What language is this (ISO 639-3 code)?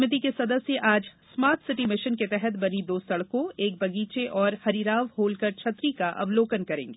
hin